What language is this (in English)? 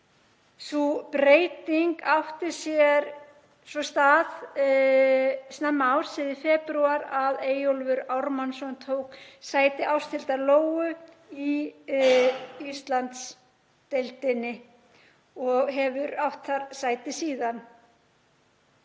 Icelandic